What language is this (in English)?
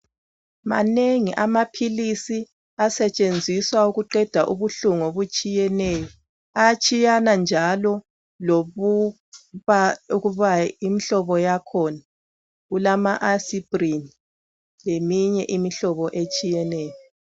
North Ndebele